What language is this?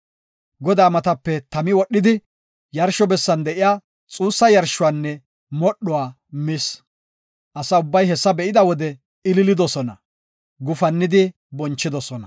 Gofa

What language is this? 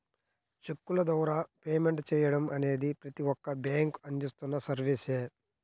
Telugu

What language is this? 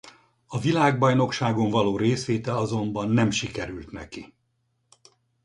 Hungarian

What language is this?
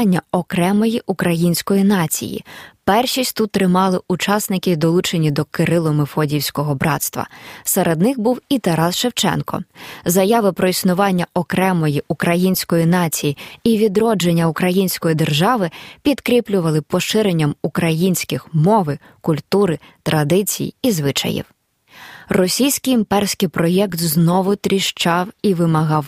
Ukrainian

